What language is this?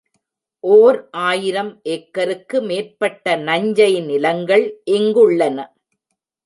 Tamil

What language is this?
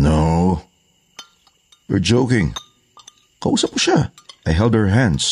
Filipino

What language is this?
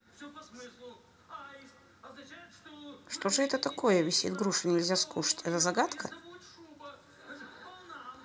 Russian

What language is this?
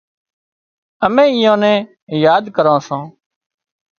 Wadiyara Koli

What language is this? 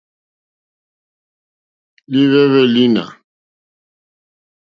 Mokpwe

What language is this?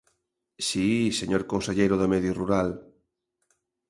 Galician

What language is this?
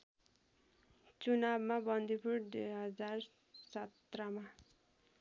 Nepali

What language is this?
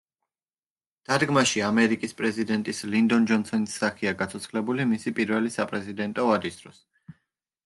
Georgian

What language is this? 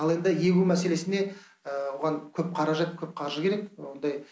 Kazakh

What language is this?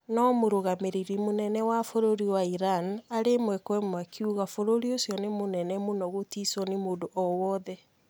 Kikuyu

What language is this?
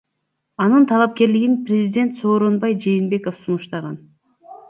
Kyrgyz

